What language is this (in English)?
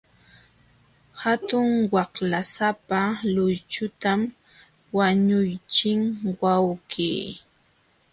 Jauja Wanca Quechua